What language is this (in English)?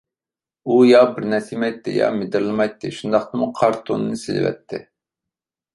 Uyghur